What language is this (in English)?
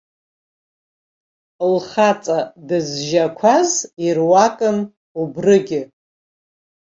Abkhazian